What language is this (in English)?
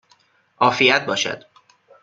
Persian